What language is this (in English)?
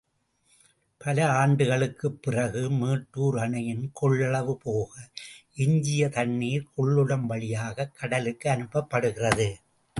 Tamil